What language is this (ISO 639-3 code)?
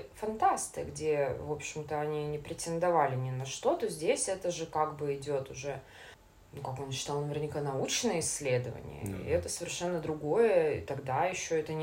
rus